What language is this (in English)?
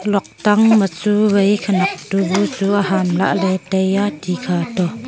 Wancho Naga